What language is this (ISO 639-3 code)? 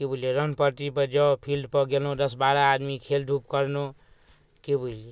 mai